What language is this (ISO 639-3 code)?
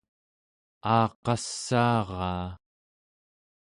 esu